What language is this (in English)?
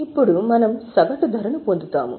Telugu